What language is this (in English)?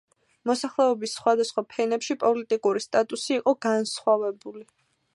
Georgian